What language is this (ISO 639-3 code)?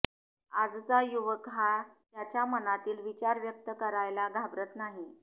mar